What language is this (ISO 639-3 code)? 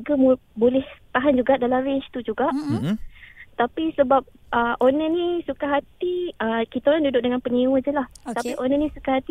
msa